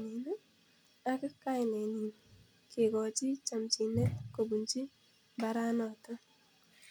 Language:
Kalenjin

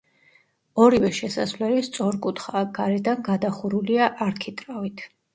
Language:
Georgian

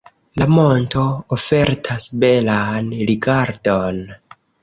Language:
Esperanto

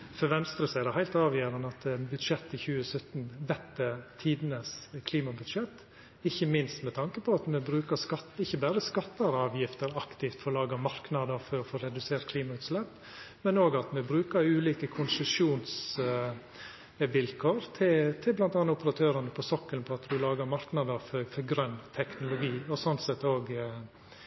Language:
Norwegian Nynorsk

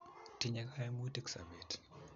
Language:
Kalenjin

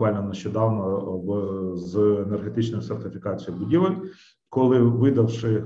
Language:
Ukrainian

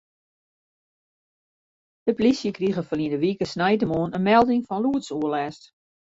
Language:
Western Frisian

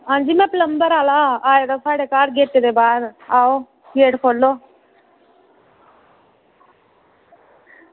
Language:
Dogri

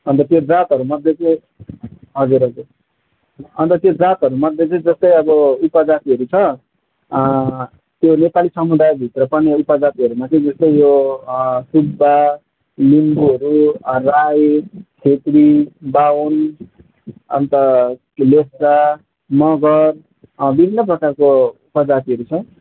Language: Nepali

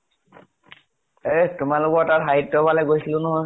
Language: Assamese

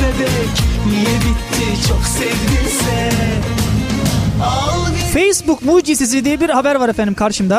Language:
Turkish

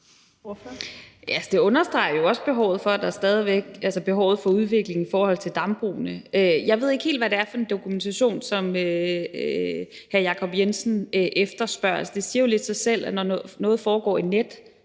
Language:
Danish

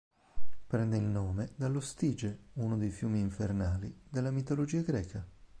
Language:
Italian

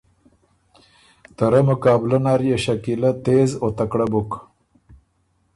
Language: Ormuri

